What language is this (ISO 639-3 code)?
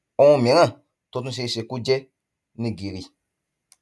yor